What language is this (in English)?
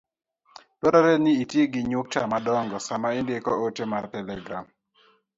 Luo (Kenya and Tanzania)